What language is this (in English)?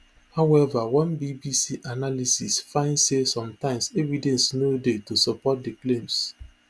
Nigerian Pidgin